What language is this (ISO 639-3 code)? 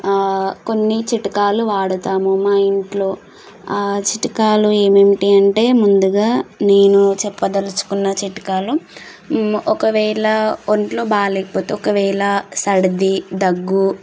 tel